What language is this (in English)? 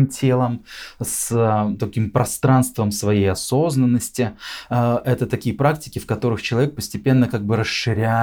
Russian